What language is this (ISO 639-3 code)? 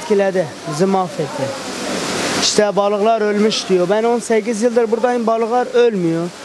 tur